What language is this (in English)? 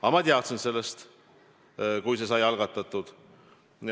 Estonian